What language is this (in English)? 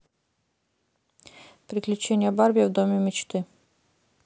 Russian